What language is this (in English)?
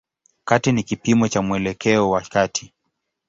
Swahili